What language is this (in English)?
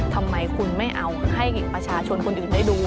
Thai